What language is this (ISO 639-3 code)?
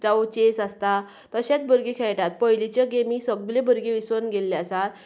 kok